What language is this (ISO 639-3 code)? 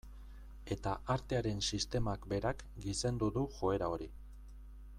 eus